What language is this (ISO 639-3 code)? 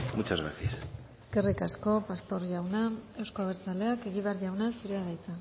eus